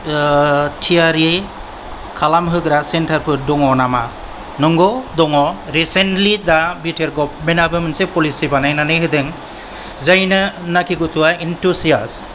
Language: Bodo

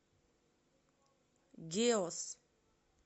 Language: Russian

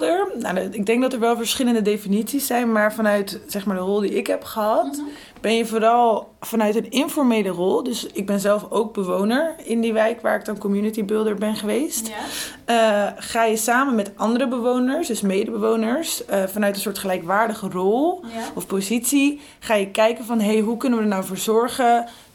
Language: Dutch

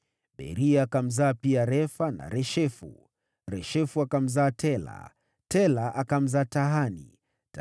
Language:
Swahili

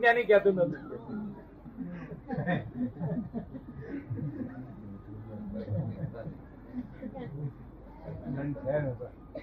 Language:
Gujarati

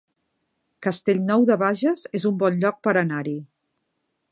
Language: Catalan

